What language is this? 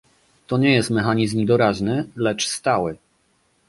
Polish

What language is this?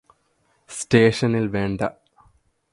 Malayalam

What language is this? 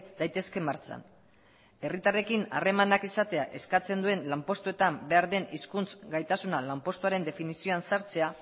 Basque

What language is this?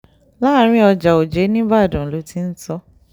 Yoruba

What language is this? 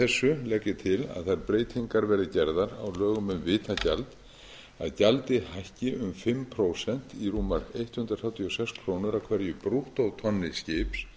Icelandic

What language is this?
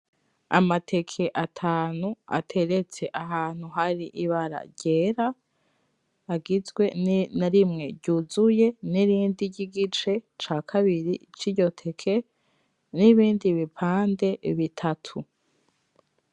Rundi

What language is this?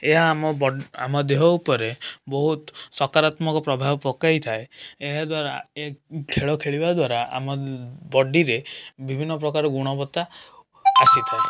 Odia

